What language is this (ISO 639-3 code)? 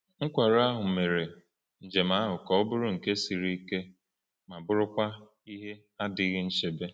ibo